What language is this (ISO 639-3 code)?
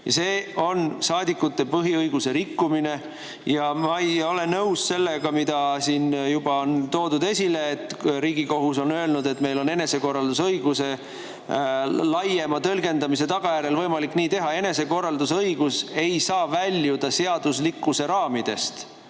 est